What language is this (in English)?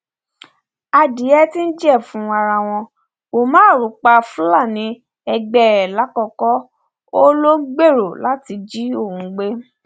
Yoruba